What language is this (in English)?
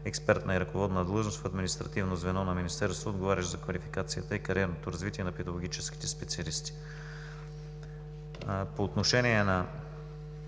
Bulgarian